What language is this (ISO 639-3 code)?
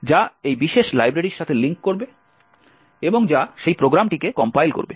ben